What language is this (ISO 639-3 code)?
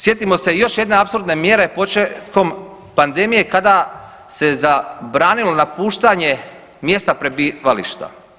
hrv